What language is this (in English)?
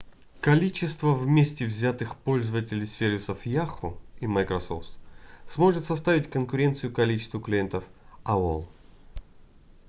Russian